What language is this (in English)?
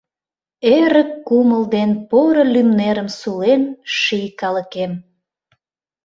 Mari